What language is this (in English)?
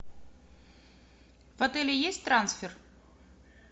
Russian